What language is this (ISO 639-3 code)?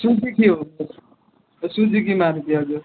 nep